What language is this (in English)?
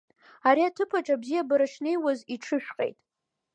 Abkhazian